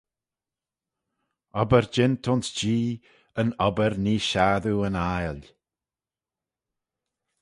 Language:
Manx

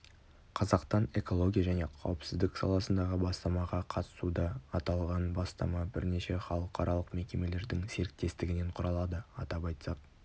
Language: Kazakh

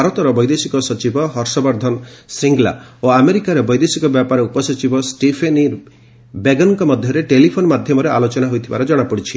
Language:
Odia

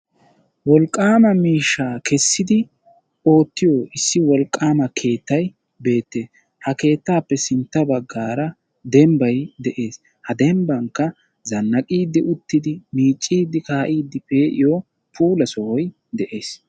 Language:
Wolaytta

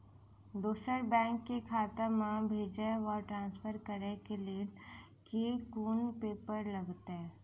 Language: Maithili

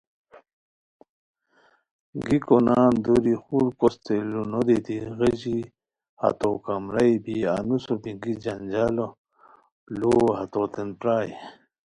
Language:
Khowar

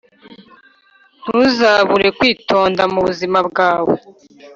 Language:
Kinyarwanda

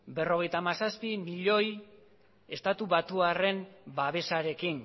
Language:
Basque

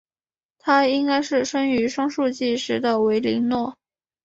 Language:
Chinese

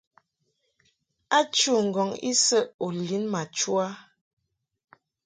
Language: Mungaka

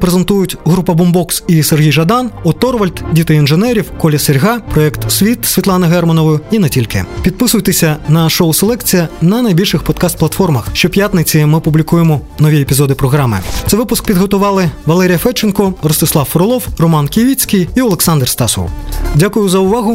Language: Ukrainian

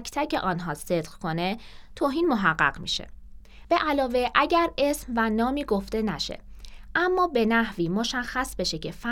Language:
Persian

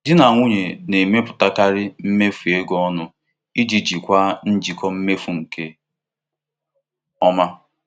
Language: Igbo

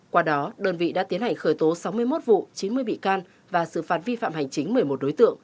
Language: Vietnamese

